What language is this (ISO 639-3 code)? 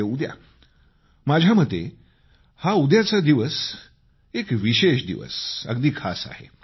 mar